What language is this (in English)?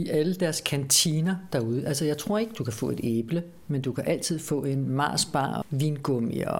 Danish